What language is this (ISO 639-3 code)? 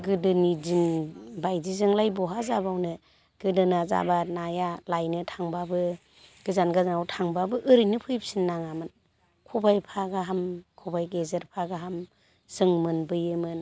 brx